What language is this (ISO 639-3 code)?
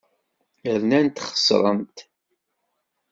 kab